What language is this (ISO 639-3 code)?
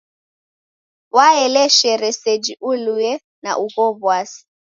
dav